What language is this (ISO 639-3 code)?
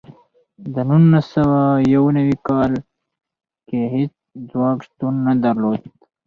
pus